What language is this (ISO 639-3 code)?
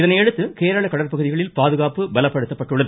tam